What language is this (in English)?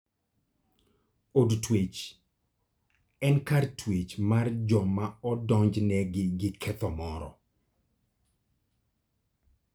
Luo (Kenya and Tanzania)